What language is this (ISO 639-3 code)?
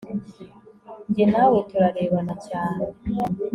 kin